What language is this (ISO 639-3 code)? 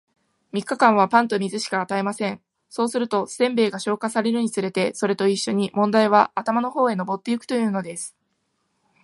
jpn